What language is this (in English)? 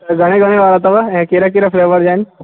Sindhi